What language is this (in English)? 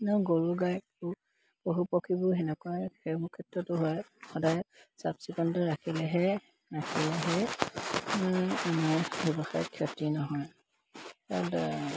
Assamese